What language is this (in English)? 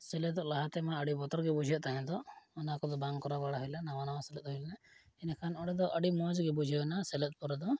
Santali